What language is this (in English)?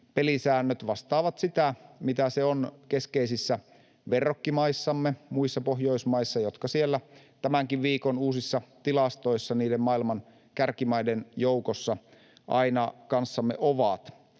Finnish